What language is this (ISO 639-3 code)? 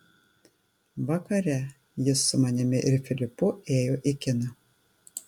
lit